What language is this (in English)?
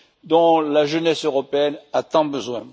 French